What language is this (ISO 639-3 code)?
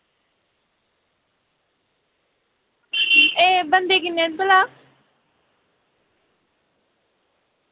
doi